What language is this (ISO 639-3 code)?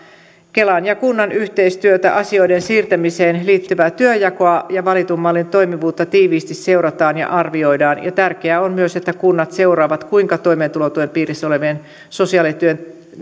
fin